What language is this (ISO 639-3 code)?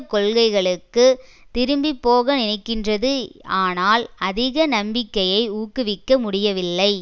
tam